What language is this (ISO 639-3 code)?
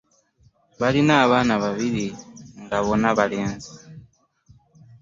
lug